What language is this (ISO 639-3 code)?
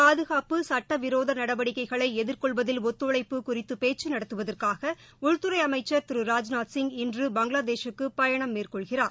tam